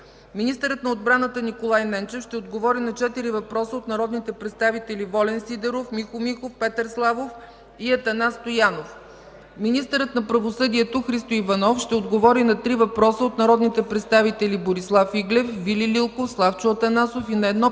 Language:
Bulgarian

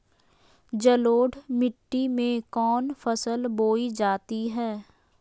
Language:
Magahi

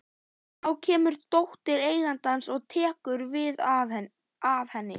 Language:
Icelandic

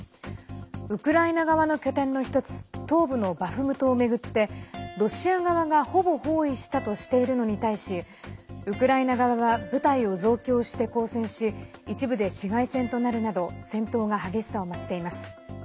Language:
Japanese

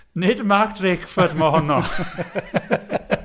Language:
Welsh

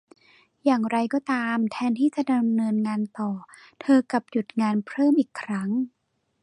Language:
Thai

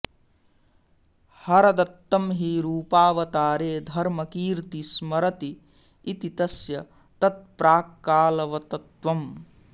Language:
Sanskrit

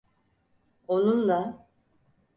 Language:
Turkish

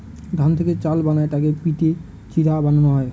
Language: Bangla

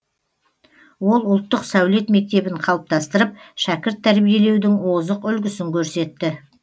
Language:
Kazakh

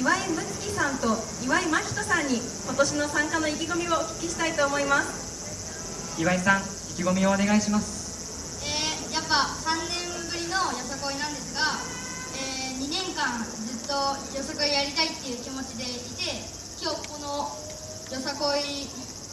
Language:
Japanese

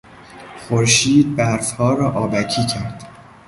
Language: Persian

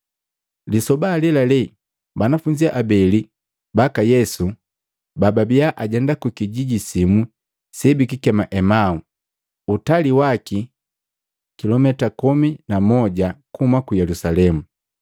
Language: Matengo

